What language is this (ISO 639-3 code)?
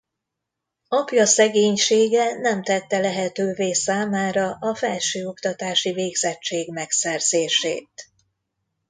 hun